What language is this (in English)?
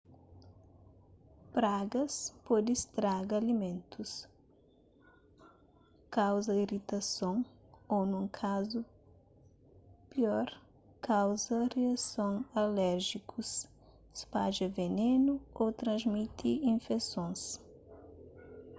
Kabuverdianu